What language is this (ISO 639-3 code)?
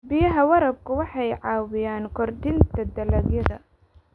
som